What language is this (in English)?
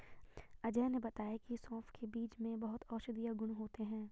Hindi